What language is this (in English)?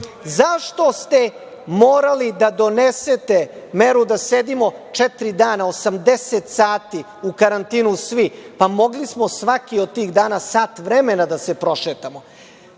Serbian